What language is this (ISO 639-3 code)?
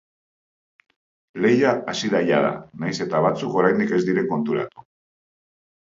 eus